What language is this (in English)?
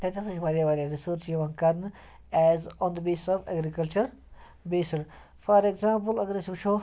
Kashmiri